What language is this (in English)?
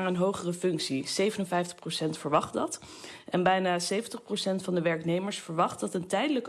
Dutch